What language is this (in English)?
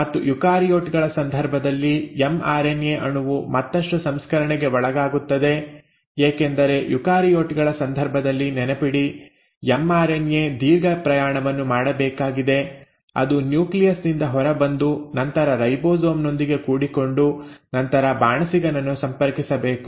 Kannada